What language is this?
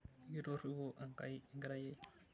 Masai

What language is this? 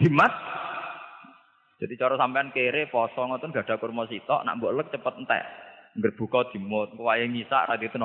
Malay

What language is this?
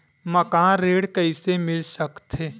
Chhattisgarhi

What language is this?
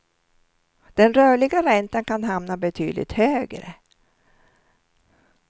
Swedish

